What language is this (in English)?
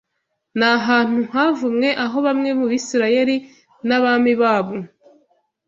Kinyarwanda